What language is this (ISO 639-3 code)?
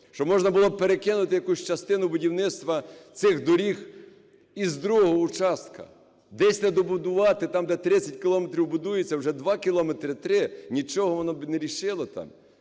ukr